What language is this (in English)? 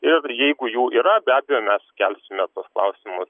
Lithuanian